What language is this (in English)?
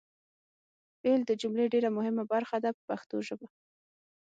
Pashto